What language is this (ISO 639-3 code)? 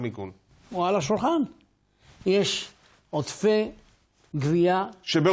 heb